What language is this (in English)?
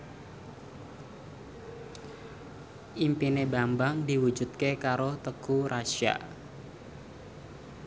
Javanese